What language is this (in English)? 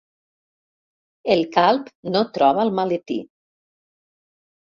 Catalan